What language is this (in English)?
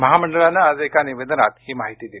Marathi